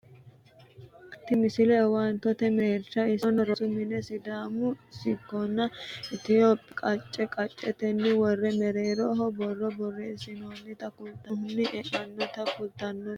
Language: Sidamo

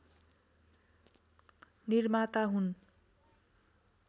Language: Nepali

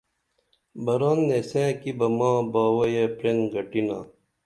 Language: Dameli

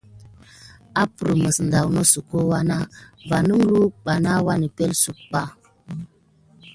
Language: Gidar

